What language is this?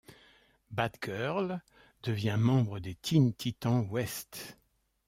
French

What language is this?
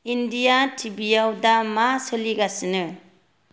Bodo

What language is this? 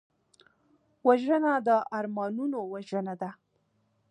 Pashto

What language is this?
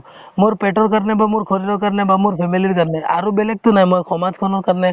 Assamese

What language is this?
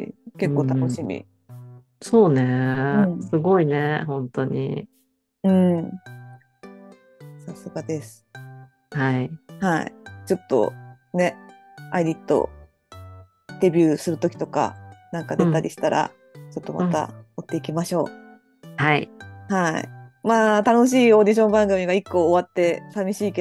Japanese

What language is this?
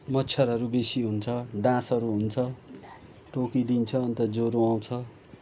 Nepali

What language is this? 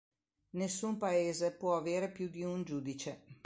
Italian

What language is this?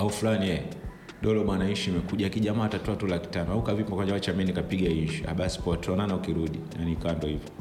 Swahili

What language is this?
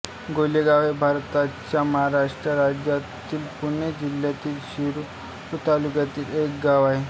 Marathi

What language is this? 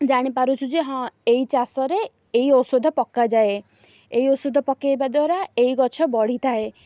Odia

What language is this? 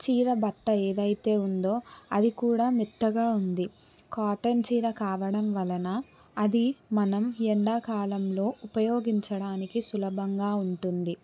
Telugu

